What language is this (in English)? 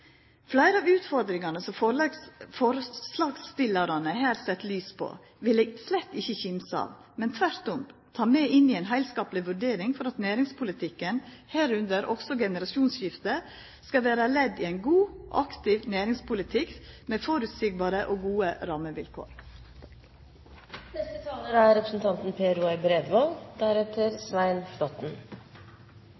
Norwegian